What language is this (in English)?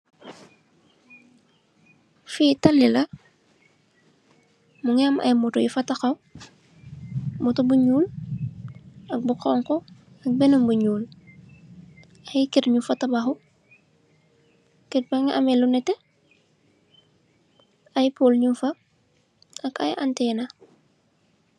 Wolof